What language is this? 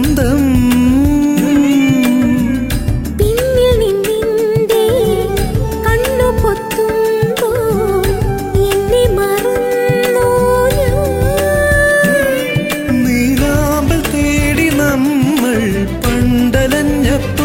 Malayalam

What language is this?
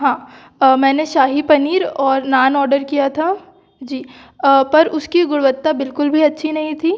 Hindi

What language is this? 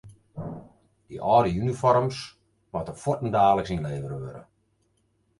Western Frisian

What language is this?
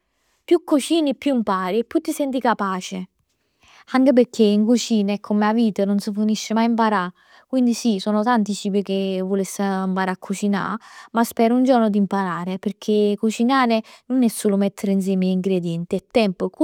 Neapolitan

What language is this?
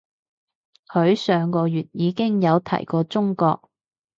Cantonese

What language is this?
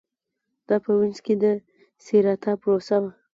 Pashto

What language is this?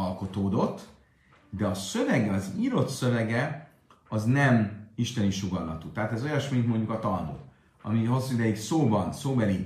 Hungarian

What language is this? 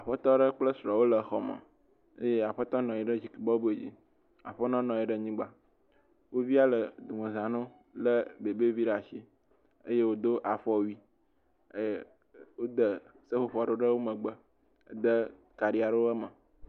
Ewe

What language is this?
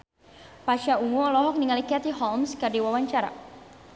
Sundanese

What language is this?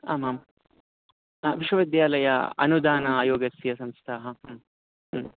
Sanskrit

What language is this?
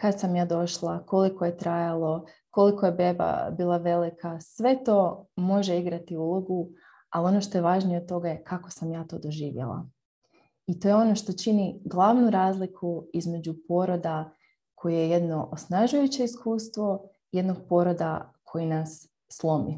Croatian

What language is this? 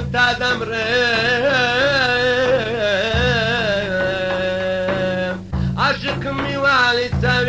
Arabic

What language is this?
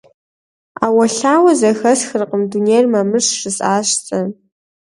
Kabardian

